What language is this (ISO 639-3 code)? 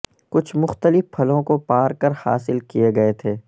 urd